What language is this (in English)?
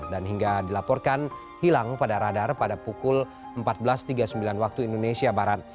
Indonesian